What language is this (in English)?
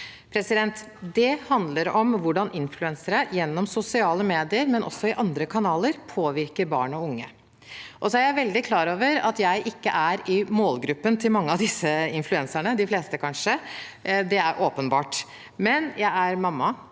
Norwegian